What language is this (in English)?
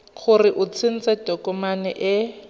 Tswana